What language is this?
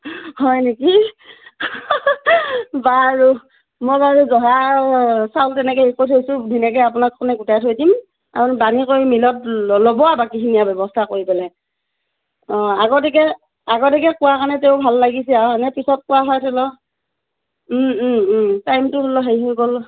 Assamese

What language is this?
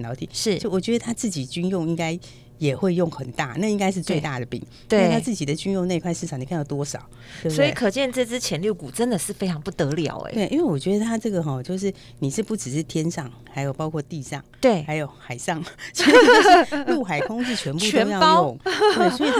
Chinese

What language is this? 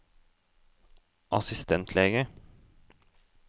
Norwegian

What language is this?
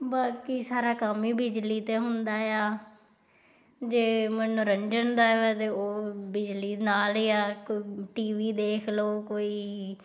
Punjabi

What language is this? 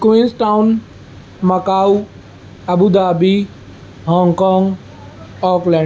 Urdu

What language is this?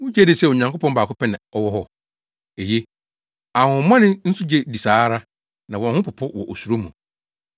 Akan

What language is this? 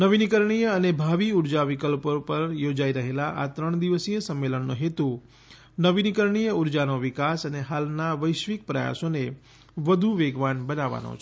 Gujarati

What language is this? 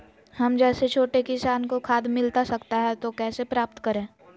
Magahi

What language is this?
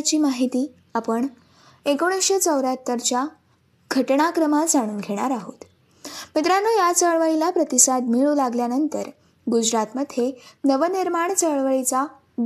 Marathi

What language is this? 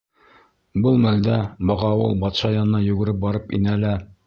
Bashkir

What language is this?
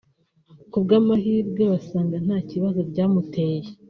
Kinyarwanda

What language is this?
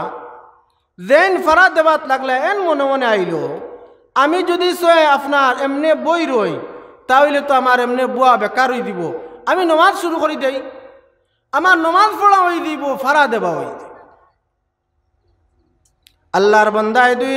Bangla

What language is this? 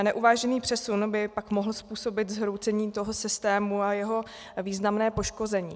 Czech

